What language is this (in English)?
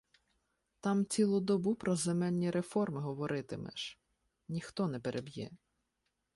Ukrainian